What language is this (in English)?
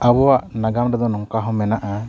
Santali